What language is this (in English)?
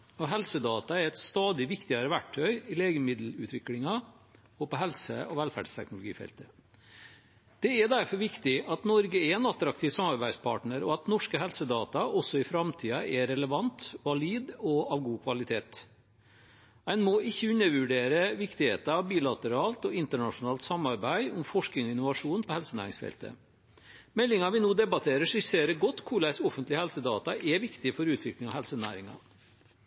Norwegian Bokmål